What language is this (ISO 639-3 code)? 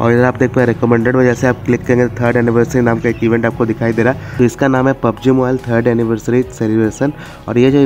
hin